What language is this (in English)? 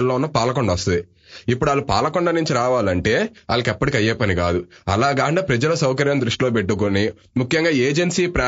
Telugu